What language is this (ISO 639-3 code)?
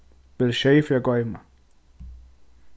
fao